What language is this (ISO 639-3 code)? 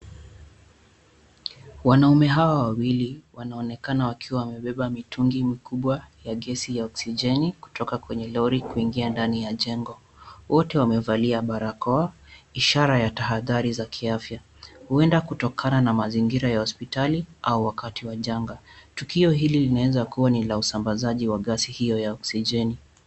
swa